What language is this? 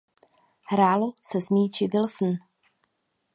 Czech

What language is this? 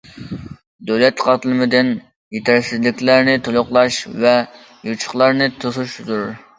Uyghur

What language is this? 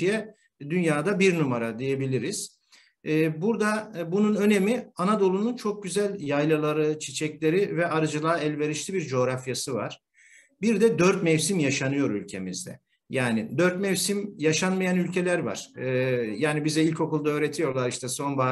Turkish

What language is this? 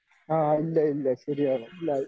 Malayalam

